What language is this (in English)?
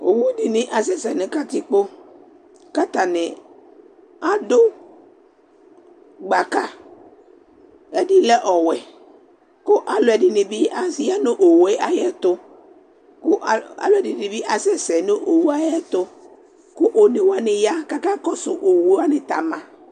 Ikposo